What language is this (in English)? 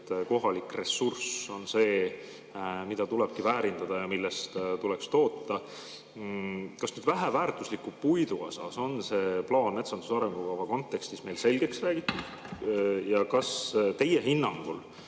Estonian